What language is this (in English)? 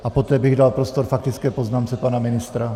Czech